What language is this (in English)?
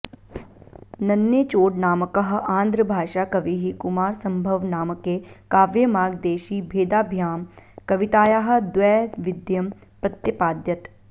Sanskrit